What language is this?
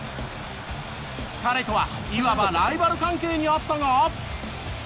Japanese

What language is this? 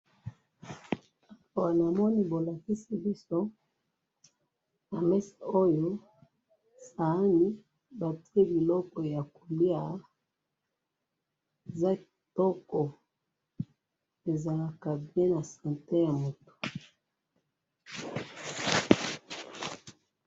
Lingala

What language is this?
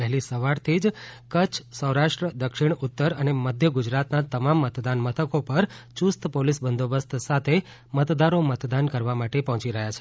Gujarati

